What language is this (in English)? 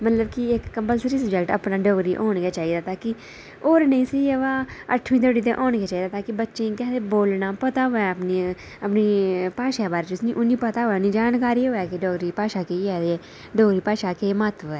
Dogri